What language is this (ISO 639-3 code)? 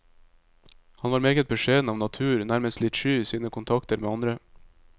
nor